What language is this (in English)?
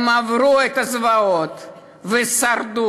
Hebrew